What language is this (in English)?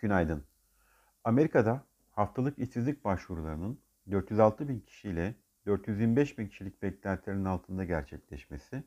Turkish